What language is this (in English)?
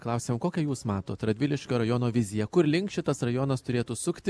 Lithuanian